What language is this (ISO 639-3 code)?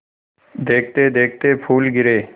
hin